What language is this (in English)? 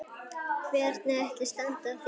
Icelandic